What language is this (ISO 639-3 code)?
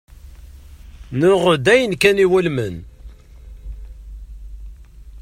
kab